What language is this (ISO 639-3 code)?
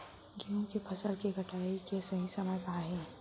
hne